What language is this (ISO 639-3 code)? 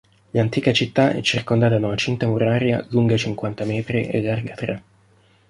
ita